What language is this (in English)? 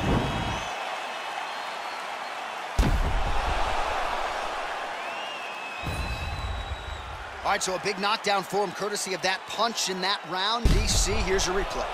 English